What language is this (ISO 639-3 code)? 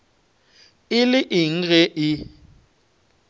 nso